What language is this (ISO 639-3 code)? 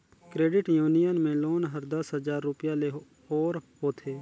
hne